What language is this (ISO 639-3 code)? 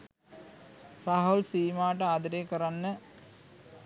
sin